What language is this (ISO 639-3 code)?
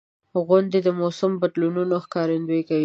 pus